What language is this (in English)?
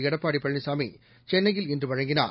Tamil